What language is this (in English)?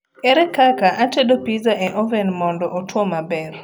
Luo (Kenya and Tanzania)